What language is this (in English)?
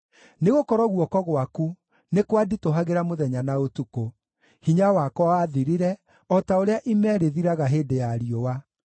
Kikuyu